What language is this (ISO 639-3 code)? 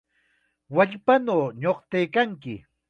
qxa